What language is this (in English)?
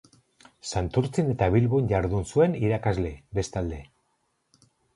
Basque